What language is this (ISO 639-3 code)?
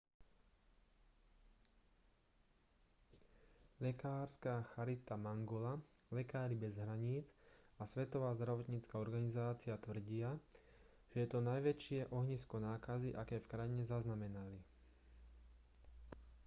slk